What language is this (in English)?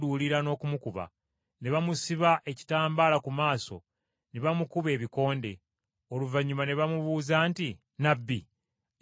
Ganda